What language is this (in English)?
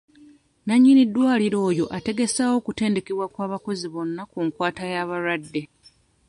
Ganda